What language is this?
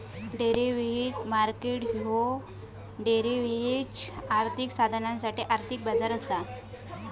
Marathi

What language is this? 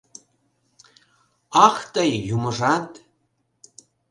Mari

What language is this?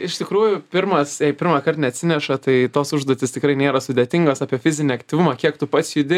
Lithuanian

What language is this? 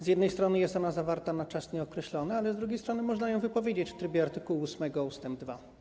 Polish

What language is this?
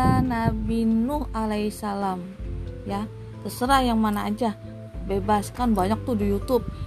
Indonesian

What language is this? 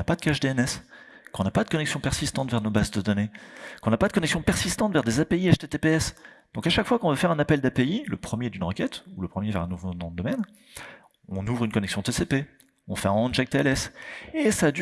French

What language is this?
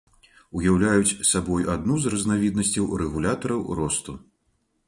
Belarusian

